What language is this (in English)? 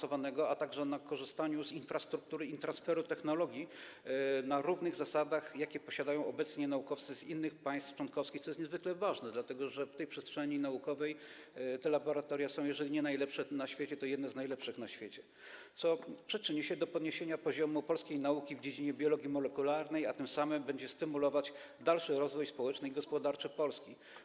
Polish